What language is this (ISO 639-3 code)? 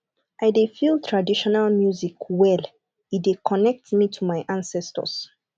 pcm